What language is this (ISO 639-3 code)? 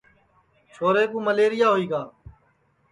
ssi